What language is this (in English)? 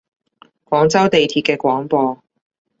Cantonese